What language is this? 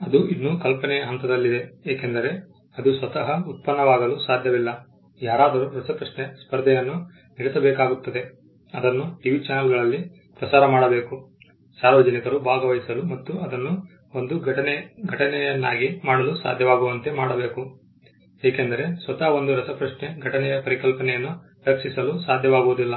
Kannada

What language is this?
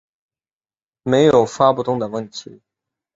Chinese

